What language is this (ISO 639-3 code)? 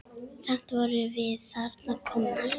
isl